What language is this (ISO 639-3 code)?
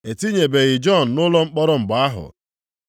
ibo